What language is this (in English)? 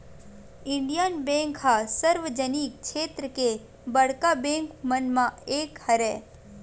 Chhattisgarhi